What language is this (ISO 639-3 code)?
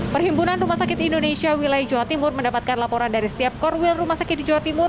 ind